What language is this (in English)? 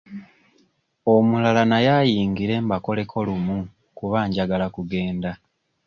Ganda